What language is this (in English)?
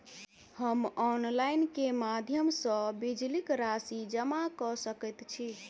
Maithili